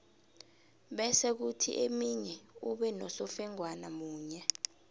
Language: South Ndebele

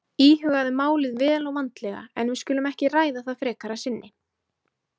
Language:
Icelandic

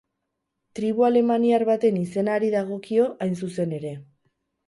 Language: Basque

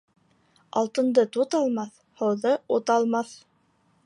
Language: Bashkir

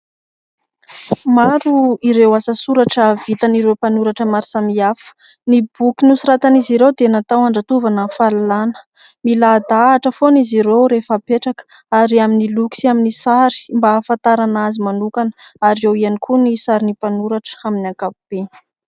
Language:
Malagasy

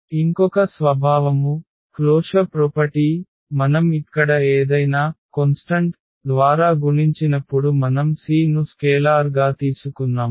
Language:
Telugu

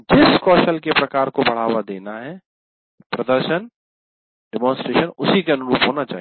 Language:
Hindi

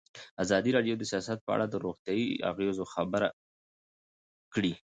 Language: Pashto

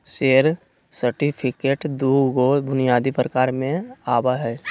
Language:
Magahi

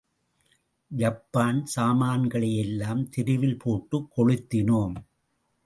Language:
Tamil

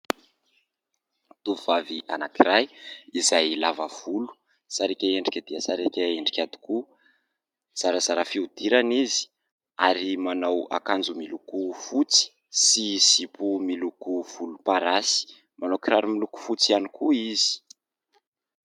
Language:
Malagasy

